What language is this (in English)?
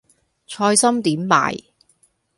Cantonese